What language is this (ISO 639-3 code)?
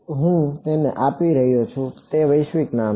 guj